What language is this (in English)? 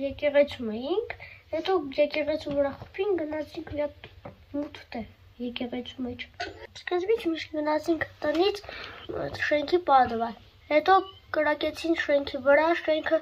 Romanian